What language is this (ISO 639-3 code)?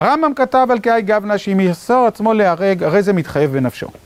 heb